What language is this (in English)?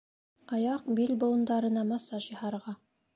Bashkir